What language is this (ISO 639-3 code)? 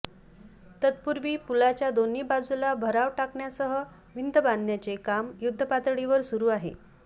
mar